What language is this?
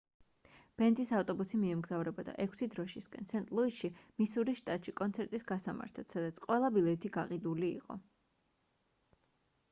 Georgian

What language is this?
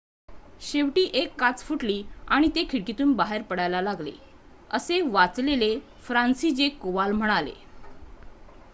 Marathi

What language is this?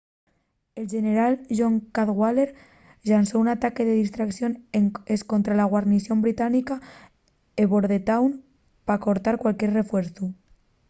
Asturian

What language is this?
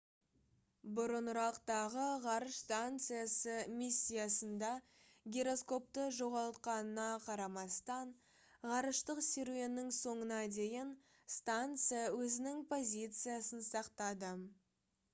Kazakh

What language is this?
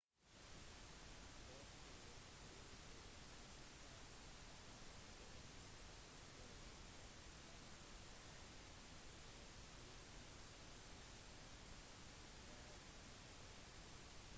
Norwegian Bokmål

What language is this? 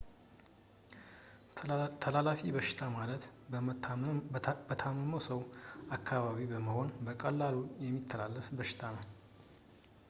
Amharic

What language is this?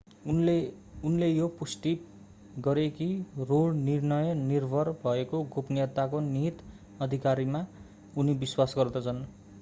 Nepali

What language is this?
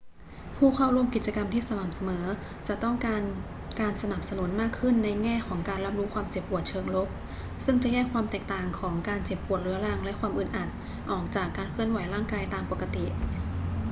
Thai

